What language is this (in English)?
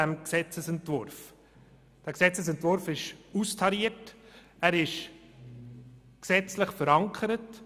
Swiss German